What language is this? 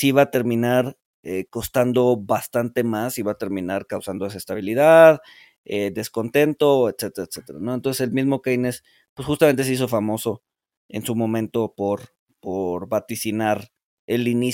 Spanish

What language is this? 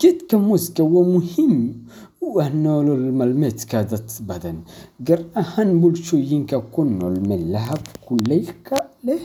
Somali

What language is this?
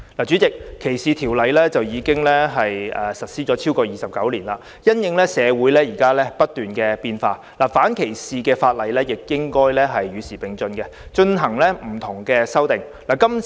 Cantonese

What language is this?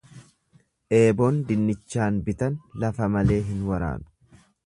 Oromo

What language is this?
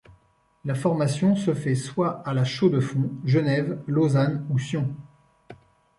French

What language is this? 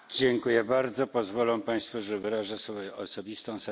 Polish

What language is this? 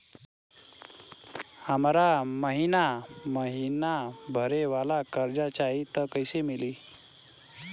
Bhojpuri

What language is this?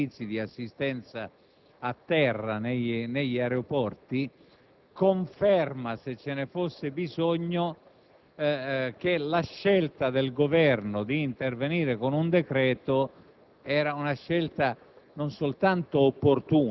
Italian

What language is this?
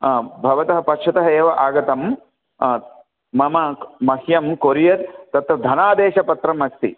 Sanskrit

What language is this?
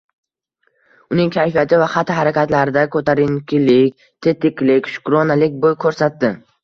Uzbek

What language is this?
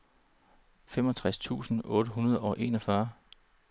Danish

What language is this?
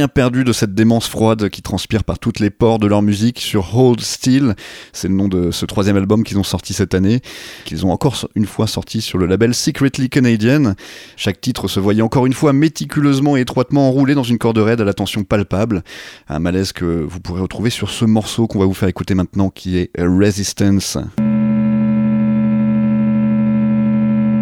French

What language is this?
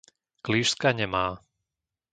Slovak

